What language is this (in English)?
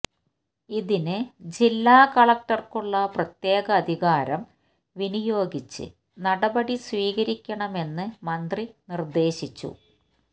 Malayalam